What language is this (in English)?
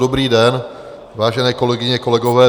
Czech